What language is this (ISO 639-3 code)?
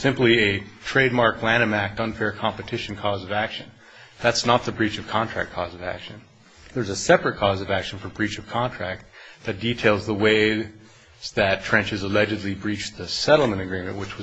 eng